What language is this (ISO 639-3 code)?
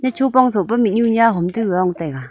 nnp